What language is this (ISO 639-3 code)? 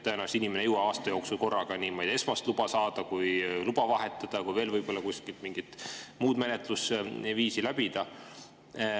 est